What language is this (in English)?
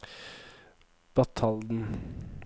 Norwegian